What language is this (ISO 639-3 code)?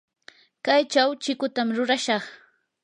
qur